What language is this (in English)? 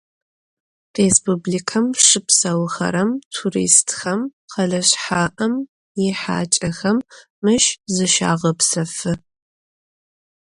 Adyghe